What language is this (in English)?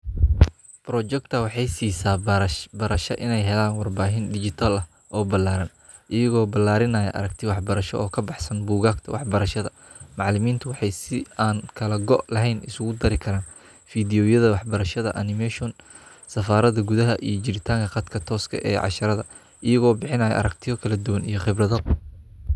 Somali